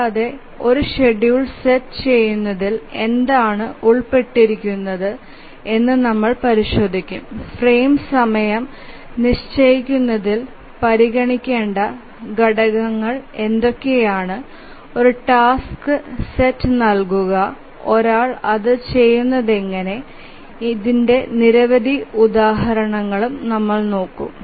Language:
Malayalam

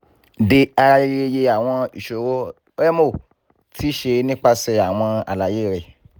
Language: Yoruba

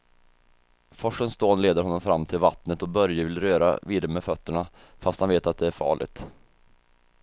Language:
Swedish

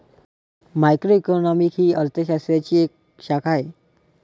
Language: Marathi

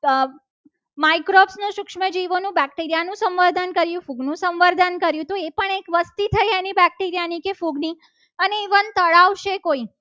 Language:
Gujarati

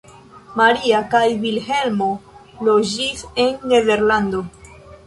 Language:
Esperanto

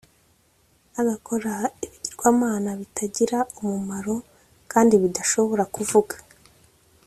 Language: Kinyarwanda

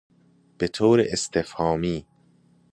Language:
Persian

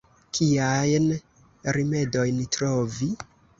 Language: Esperanto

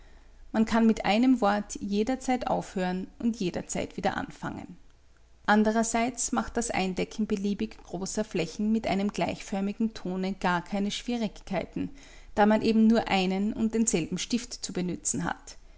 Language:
German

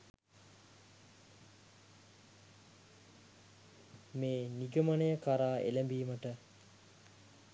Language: Sinhala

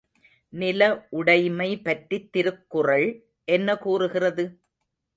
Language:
Tamil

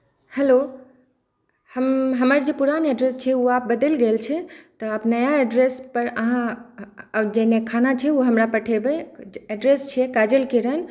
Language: Maithili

